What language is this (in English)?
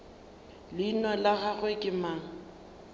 Northern Sotho